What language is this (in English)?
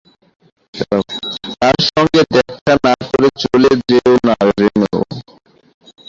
Bangla